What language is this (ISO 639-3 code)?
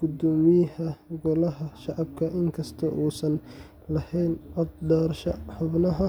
som